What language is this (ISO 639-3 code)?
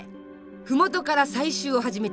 jpn